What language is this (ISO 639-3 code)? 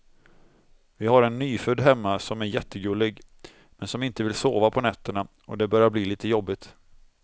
swe